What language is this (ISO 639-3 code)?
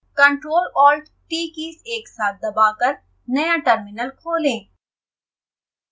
hin